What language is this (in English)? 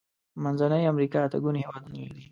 Pashto